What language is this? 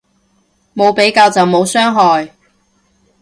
Cantonese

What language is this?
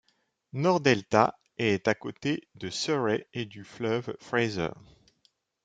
French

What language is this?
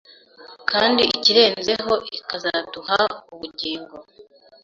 Kinyarwanda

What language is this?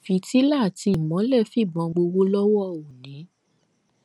Yoruba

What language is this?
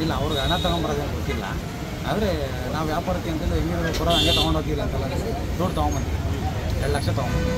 Kannada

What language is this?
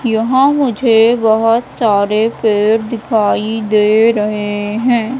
Hindi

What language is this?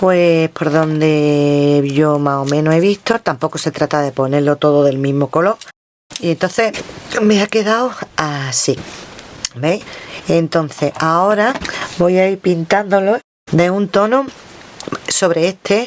Spanish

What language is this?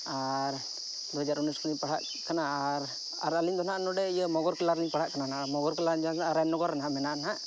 Santali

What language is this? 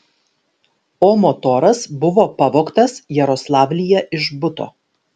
Lithuanian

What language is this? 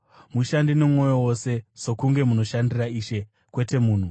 Shona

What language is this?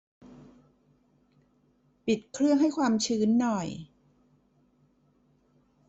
Thai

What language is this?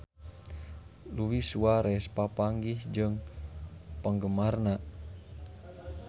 Sundanese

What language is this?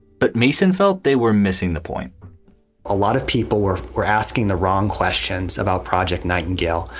English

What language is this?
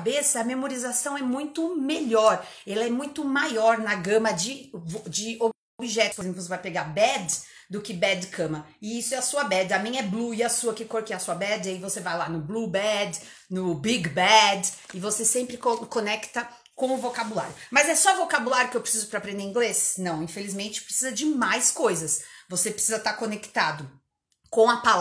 Portuguese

